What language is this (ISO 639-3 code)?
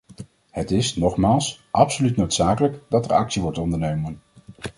nld